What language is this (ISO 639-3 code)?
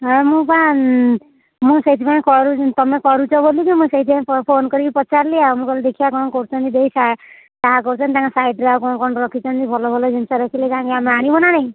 ori